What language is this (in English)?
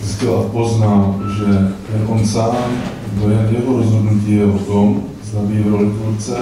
Czech